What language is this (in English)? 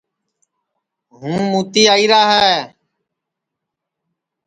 Sansi